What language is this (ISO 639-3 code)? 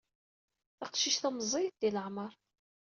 kab